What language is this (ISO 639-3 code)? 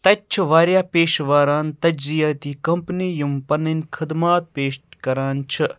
kas